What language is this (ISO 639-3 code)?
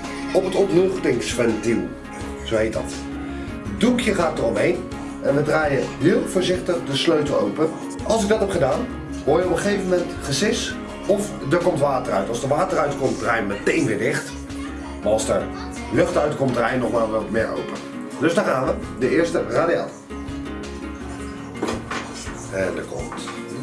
nld